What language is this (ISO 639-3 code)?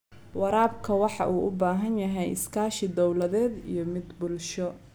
som